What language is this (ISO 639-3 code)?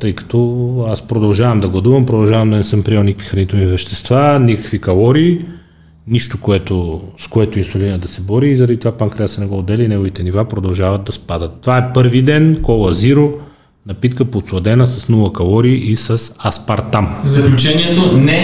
bul